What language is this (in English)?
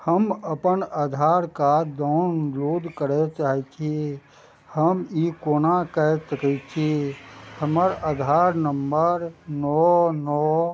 Maithili